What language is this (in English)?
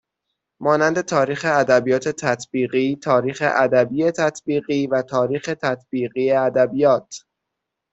Persian